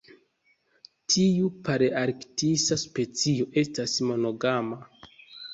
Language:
Esperanto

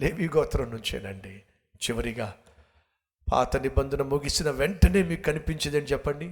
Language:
Telugu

